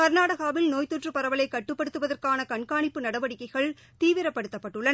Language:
Tamil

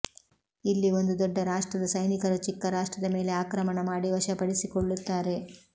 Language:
Kannada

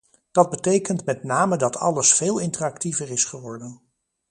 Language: Dutch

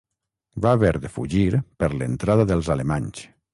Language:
Catalan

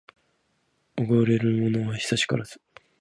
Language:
Japanese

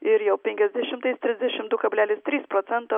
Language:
Lithuanian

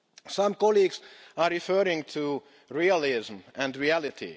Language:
English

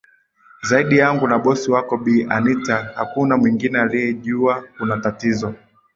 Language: Swahili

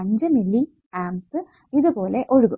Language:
Malayalam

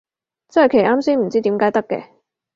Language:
Cantonese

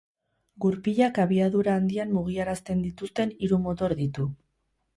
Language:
Basque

